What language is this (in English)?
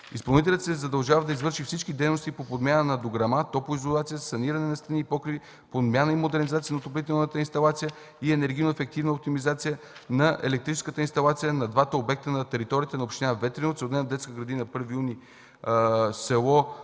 Bulgarian